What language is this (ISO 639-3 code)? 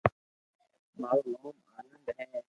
lrk